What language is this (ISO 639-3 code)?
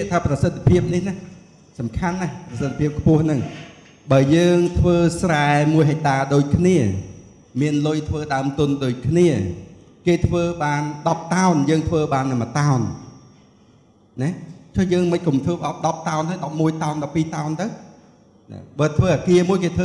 tha